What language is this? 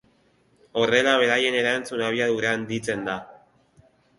Basque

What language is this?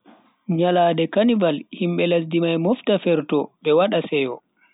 Bagirmi Fulfulde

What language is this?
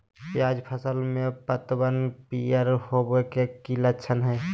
Magahi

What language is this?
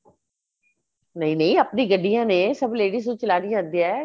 Punjabi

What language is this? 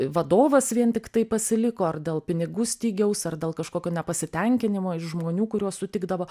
Lithuanian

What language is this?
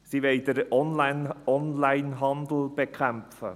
Swiss German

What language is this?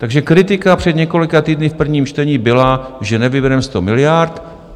Czech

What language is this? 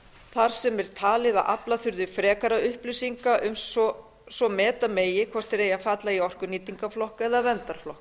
Icelandic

